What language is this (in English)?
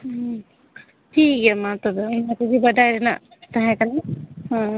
Santali